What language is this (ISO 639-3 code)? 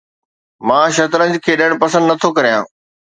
snd